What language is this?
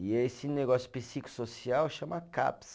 Portuguese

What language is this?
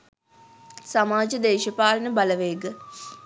Sinhala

